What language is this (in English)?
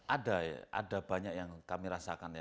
Indonesian